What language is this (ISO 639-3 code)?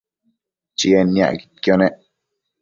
mcf